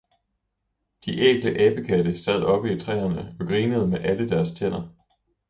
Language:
Danish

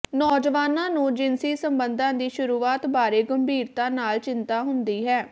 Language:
Punjabi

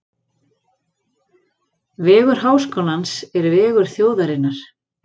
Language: Icelandic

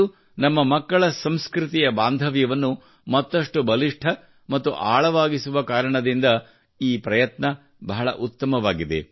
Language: Kannada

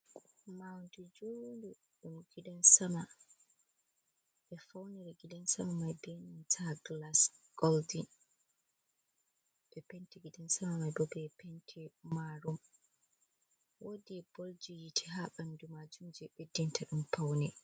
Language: Fula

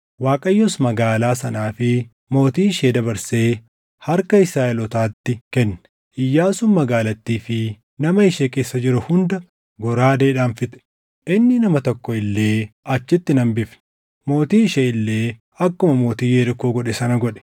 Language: Oromo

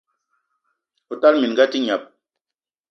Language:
Eton (Cameroon)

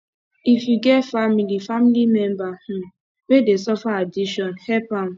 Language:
Nigerian Pidgin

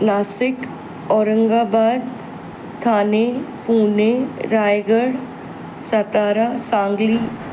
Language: Sindhi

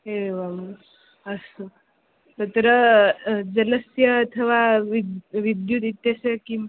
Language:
Sanskrit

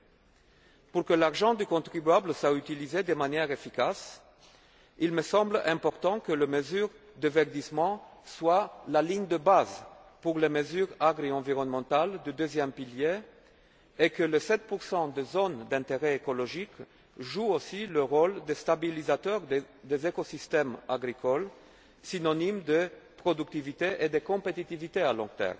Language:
French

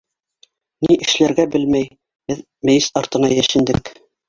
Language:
Bashkir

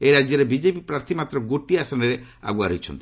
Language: Odia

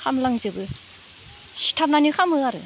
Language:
Bodo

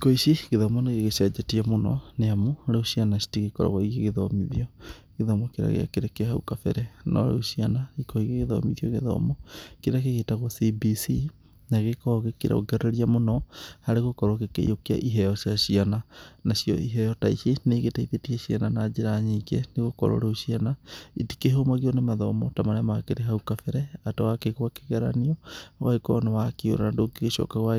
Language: Kikuyu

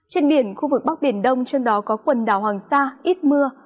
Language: Vietnamese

